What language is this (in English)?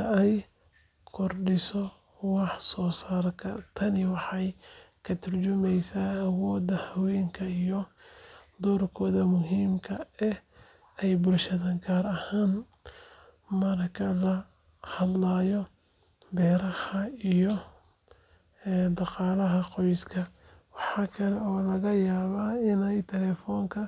Somali